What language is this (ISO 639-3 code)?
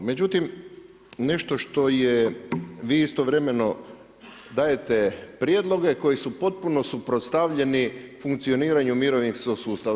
hrv